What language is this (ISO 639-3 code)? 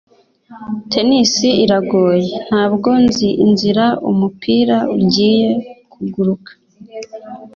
kin